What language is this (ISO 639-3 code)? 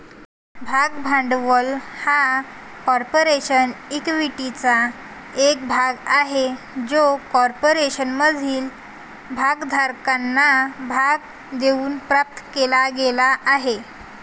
mar